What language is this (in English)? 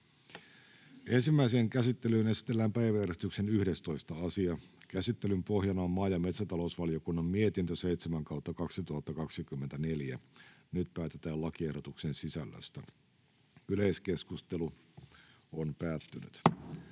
Finnish